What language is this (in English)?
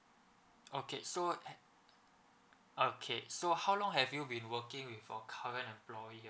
English